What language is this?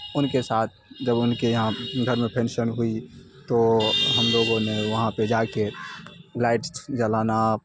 Urdu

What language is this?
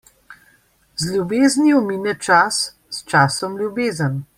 Slovenian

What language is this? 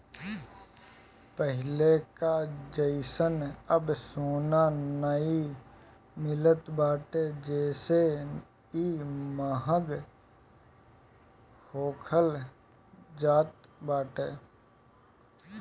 Bhojpuri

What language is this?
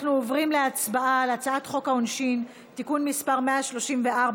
Hebrew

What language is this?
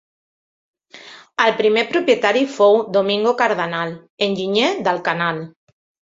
Catalan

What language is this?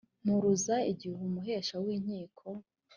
Kinyarwanda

